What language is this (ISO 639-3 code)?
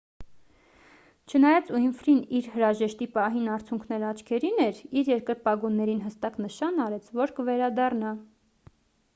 hye